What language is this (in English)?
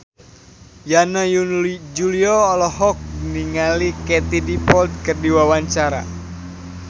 Sundanese